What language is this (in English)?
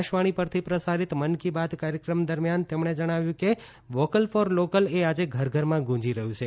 Gujarati